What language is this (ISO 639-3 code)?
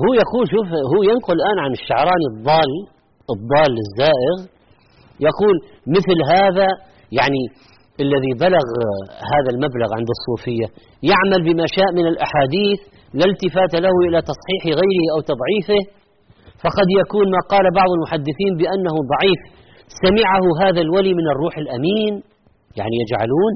ara